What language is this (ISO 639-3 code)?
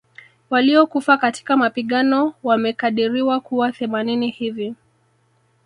swa